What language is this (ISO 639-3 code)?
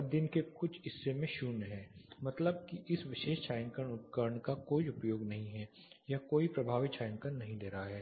hin